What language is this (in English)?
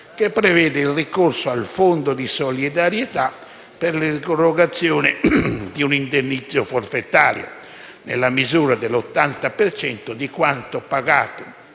Italian